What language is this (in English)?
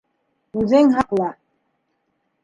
Bashkir